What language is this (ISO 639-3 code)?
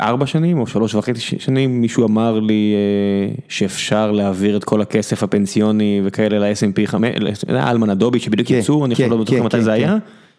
heb